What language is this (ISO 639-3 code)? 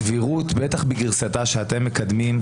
heb